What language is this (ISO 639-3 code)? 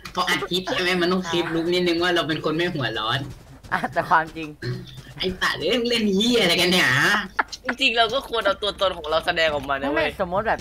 tha